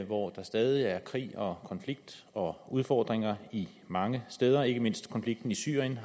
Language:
Danish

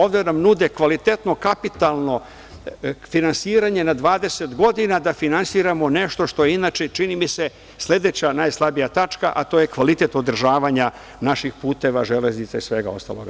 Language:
Serbian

